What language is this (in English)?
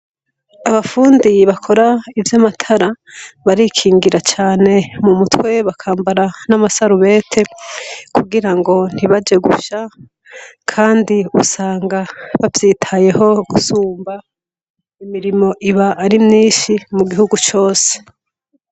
Rundi